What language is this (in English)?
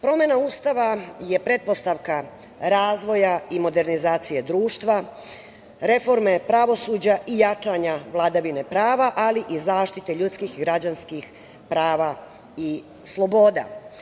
Serbian